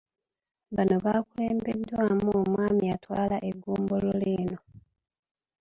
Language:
Ganda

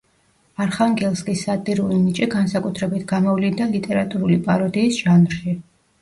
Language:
Georgian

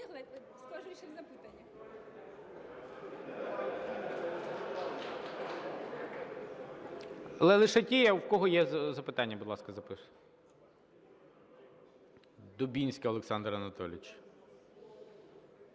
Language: Ukrainian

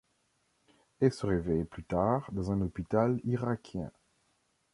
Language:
French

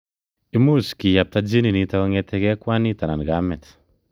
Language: Kalenjin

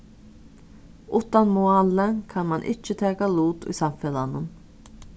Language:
Faroese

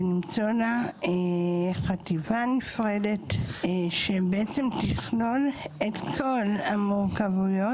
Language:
Hebrew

